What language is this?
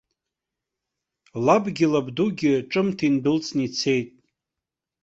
Abkhazian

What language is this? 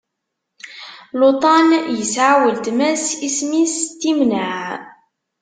Kabyle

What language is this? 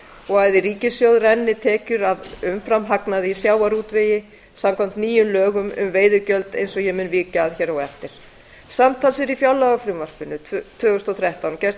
Icelandic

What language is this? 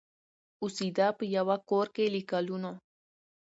Pashto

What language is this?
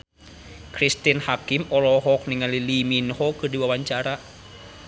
Sundanese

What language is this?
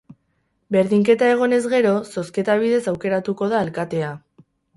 Basque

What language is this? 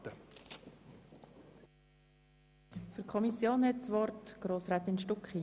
Swiss German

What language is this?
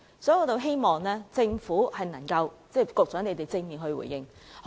Cantonese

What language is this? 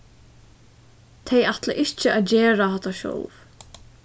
Faroese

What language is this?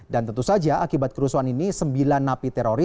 Indonesian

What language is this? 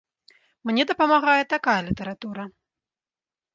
Belarusian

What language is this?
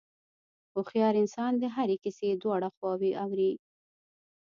Pashto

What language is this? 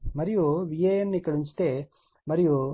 Telugu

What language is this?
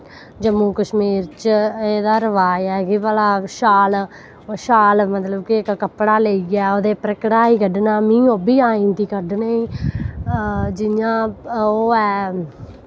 Dogri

